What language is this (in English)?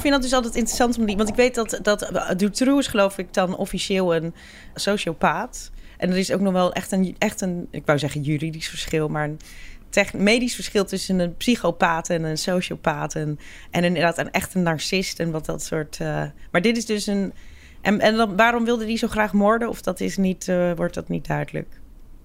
Dutch